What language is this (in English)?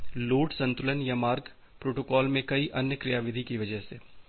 Hindi